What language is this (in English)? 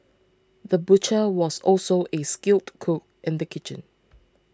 English